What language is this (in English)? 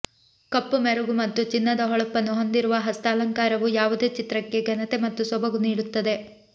Kannada